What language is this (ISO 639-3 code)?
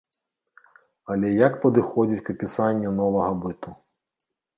bel